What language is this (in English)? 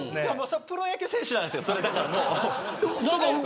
Japanese